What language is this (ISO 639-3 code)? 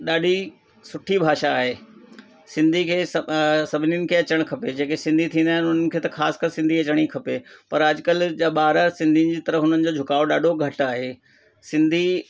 snd